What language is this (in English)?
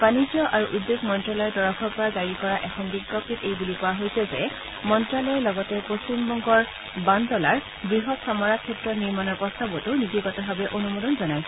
Assamese